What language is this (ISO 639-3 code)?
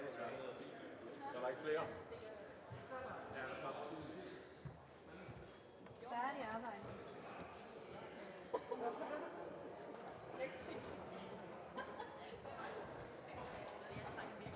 dan